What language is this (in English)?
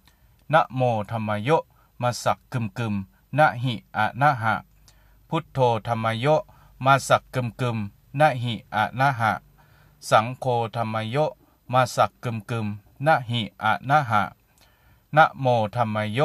Thai